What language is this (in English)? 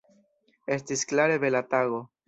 Esperanto